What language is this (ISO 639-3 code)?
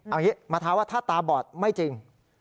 tha